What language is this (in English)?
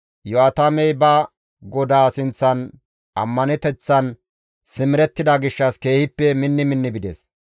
Gamo